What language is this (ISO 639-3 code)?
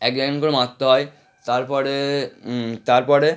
ben